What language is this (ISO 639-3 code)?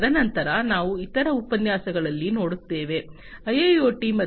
kan